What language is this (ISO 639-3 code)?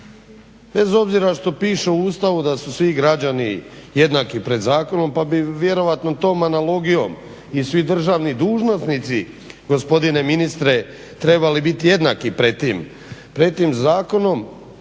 hrv